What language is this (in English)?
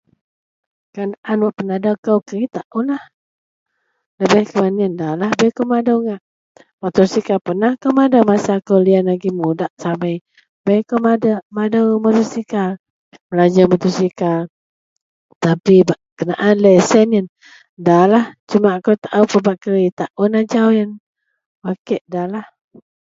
Central Melanau